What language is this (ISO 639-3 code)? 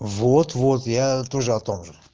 rus